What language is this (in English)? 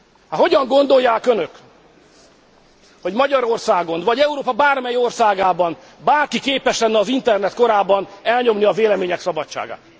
Hungarian